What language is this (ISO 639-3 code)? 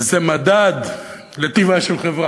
heb